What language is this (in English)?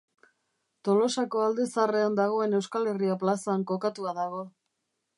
Basque